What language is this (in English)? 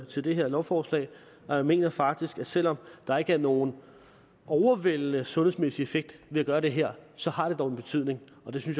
Danish